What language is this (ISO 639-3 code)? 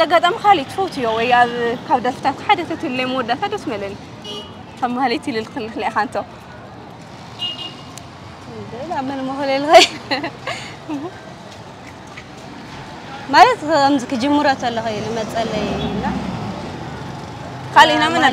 ara